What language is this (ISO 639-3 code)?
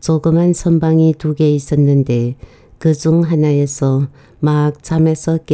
kor